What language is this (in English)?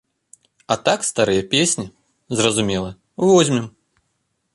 Belarusian